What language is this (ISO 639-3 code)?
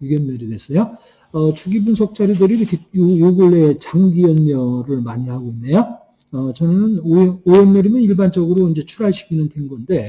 kor